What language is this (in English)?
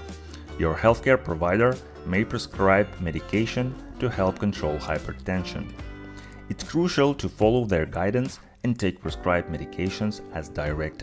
English